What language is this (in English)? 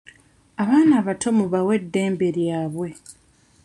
Ganda